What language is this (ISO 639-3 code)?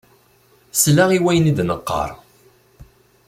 kab